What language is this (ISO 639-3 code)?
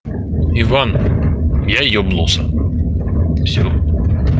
rus